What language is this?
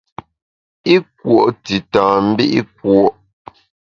Bamun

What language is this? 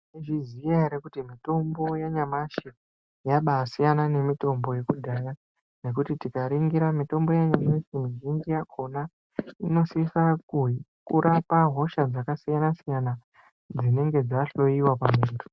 Ndau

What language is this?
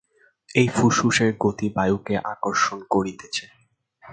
Bangla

